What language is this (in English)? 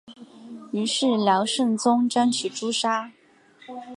Chinese